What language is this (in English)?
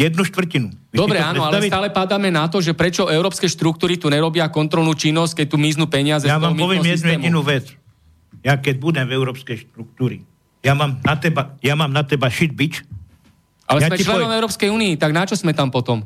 Slovak